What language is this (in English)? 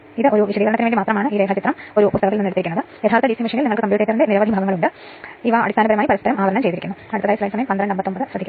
Malayalam